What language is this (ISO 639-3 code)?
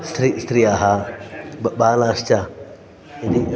san